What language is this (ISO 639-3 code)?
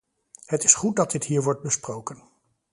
nld